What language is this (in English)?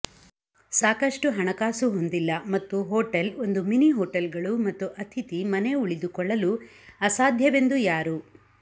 Kannada